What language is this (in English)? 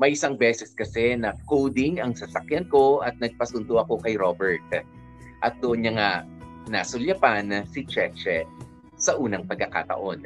Filipino